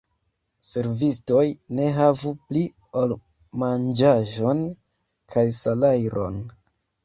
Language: Esperanto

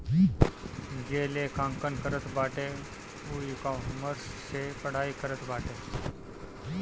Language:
Bhojpuri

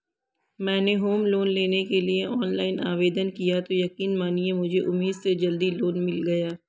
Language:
Hindi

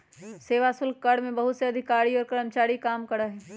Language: Magahi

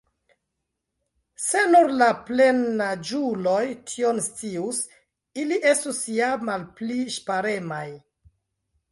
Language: Esperanto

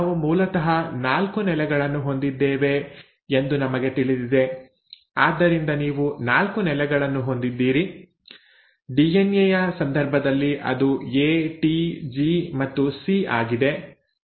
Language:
Kannada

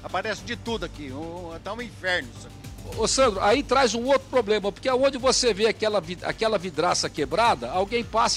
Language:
Portuguese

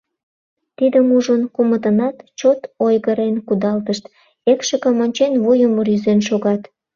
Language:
Mari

